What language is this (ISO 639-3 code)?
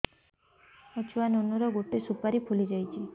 ori